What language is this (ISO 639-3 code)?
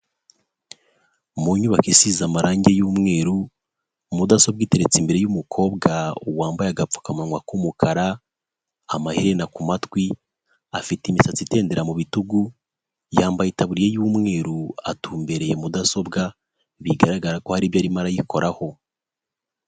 kin